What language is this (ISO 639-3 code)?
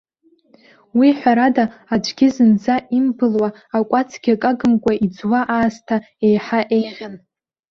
abk